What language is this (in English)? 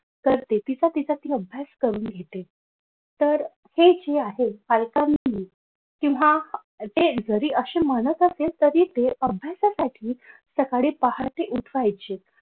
Marathi